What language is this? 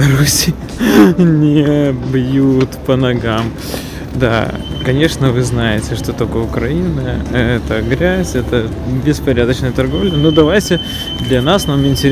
Russian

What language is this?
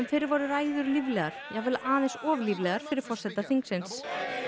Icelandic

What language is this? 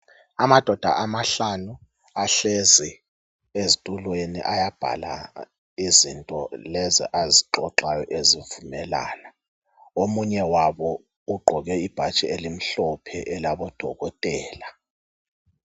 North Ndebele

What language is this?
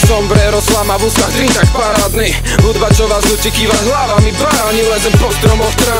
Czech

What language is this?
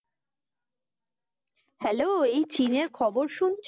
Bangla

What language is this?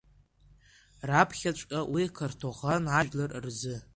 Abkhazian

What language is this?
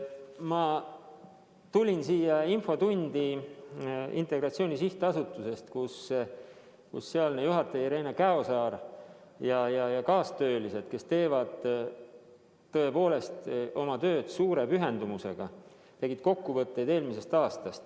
Estonian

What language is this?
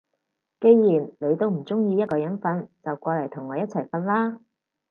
Cantonese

